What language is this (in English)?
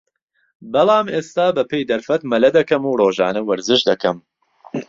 Central Kurdish